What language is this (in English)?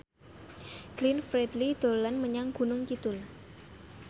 Javanese